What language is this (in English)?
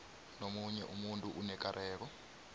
South Ndebele